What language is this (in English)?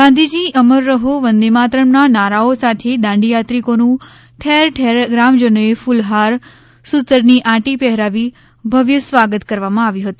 Gujarati